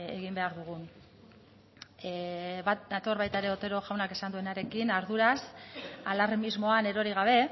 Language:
Basque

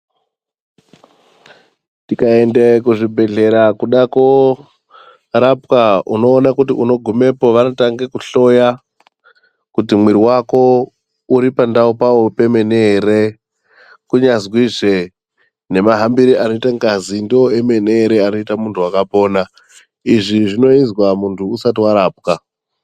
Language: Ndau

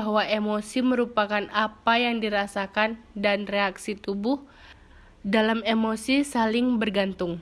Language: Indonesian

